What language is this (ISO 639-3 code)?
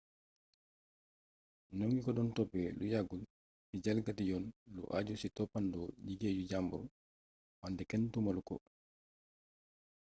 wol